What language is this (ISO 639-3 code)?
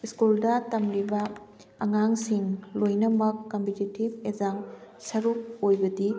mni